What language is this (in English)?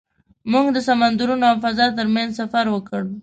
Pashto